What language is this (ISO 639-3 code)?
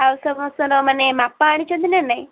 ori